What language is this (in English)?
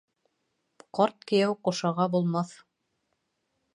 Bashkir